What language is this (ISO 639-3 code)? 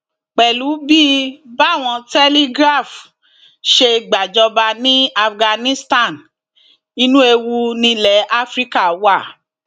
yor